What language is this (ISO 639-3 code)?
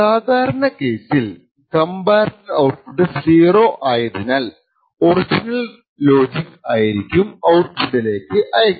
mal